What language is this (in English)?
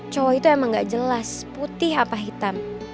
Indonesian